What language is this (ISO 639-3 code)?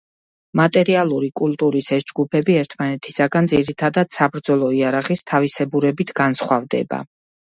kat